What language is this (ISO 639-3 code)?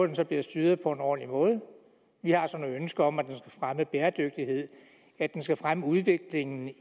dan